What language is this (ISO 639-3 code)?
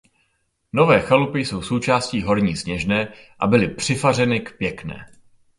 ces